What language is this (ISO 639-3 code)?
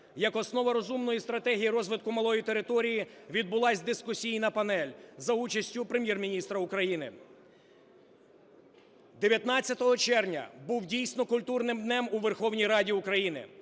ukr